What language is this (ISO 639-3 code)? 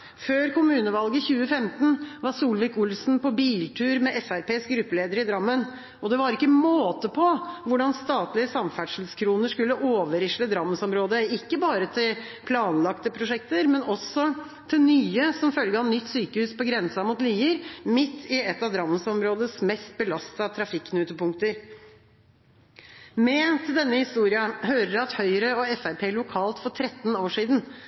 nob